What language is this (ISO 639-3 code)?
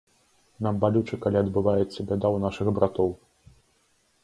bel